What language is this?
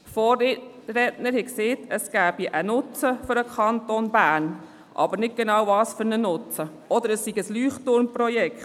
Swiss German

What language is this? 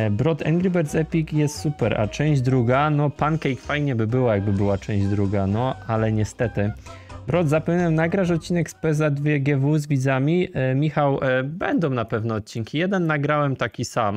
Polish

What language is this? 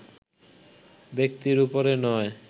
Bangla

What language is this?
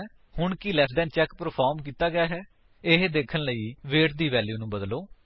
Punjabi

